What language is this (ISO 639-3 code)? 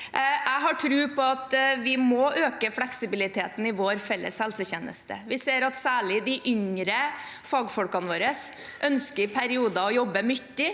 nor